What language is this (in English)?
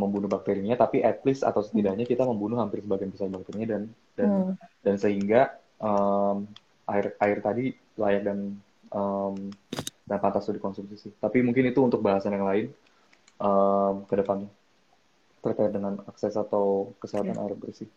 Indonesian